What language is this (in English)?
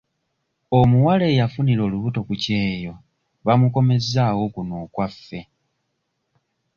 Ganda